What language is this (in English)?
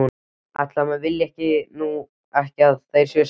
Icelandic